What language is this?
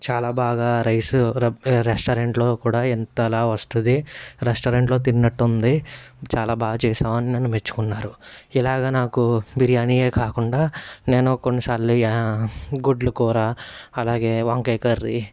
Telugu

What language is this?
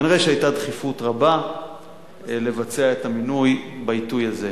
Hebrew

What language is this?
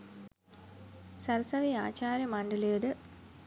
Sinhala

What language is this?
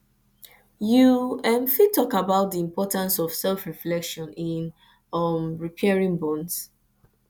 Nigerian Pidgin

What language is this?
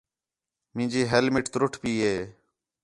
Khetrani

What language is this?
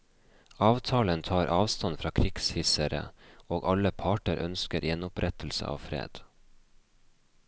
Norwegian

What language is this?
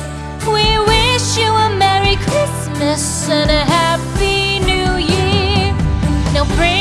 English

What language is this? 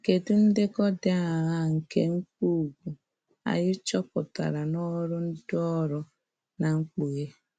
Igbo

